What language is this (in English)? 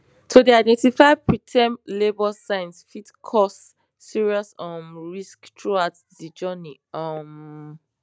Nigerian Pidgin